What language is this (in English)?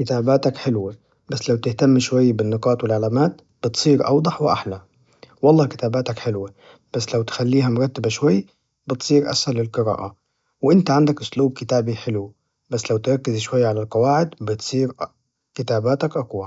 Najdi Arabic